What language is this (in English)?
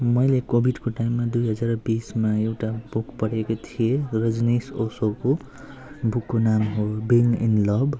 Nepali